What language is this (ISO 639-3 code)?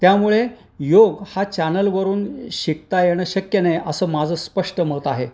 mar